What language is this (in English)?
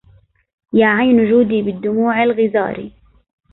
Arabic